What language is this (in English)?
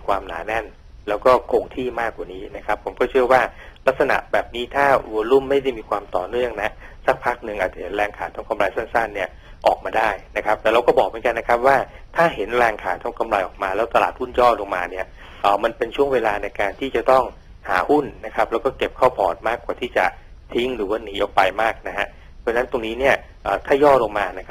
Thai